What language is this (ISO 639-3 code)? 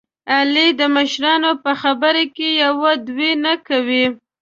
pus